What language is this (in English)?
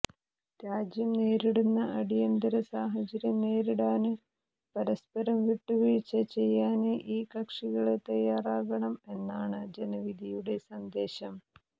Malayalam